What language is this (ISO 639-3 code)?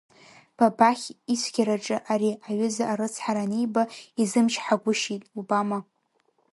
abk